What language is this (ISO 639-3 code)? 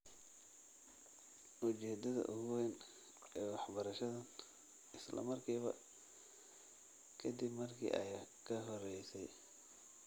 som